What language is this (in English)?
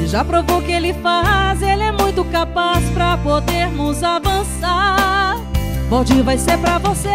Portuguese